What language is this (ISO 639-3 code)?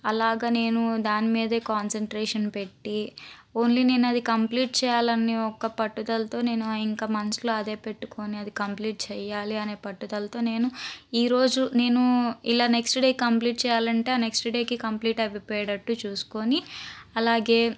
tel